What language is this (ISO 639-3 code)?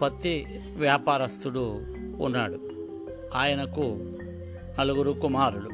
tel